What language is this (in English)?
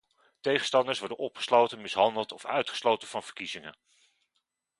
Dutch